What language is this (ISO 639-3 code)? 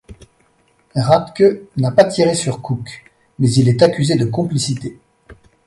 fra